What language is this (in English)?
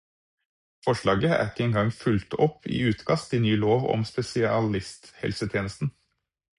Norwegian Bokmål